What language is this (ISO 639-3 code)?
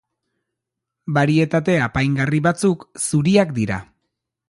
eus